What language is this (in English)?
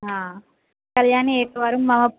Sanskrit